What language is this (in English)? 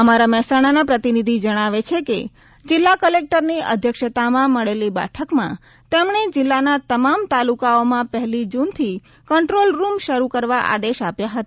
Gujarati